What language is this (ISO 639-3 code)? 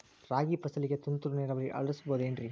kan